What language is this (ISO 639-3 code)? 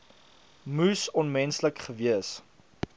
afr